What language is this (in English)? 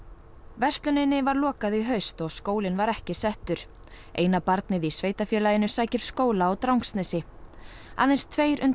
Icelandic